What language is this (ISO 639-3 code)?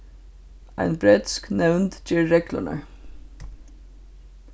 fao